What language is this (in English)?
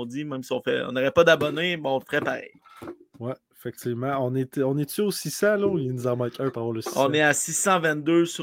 French